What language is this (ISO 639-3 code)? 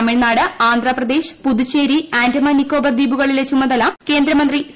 mal